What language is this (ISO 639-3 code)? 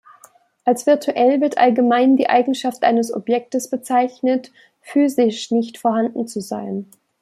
deu